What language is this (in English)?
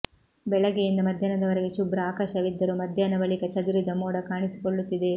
Kannada